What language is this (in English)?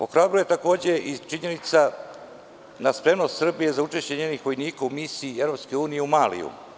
Serbian